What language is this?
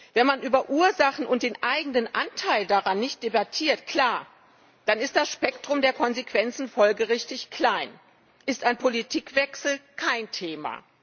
German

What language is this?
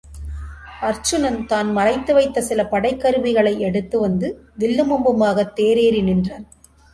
Tamil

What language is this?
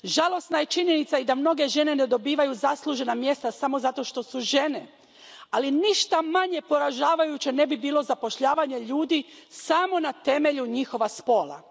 Croatian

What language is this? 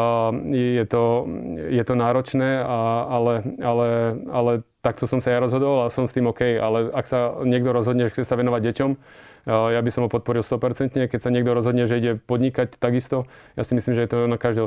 Slovak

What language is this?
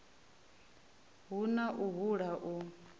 Venda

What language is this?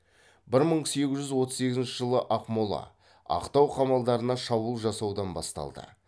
Kazakh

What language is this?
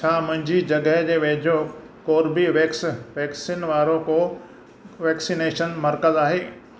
Sindhi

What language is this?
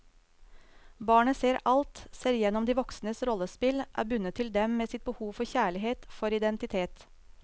Norwegian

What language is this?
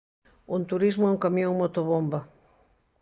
Galician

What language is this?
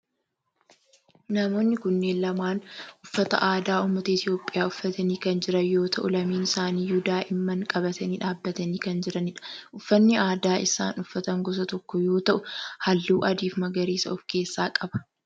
Oromo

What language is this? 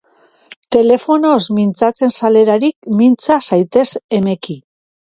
Basque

